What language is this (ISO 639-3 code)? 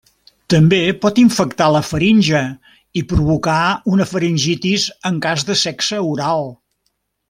cat